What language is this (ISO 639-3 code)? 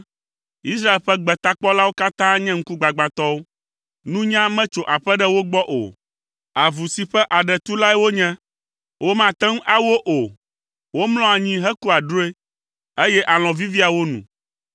ewe